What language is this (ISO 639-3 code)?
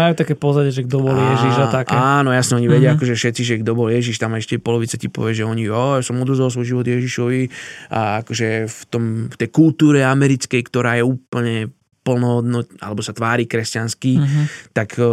slk